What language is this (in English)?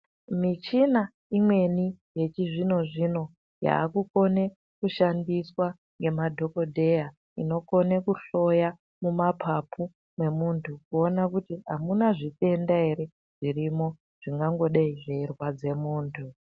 Ndau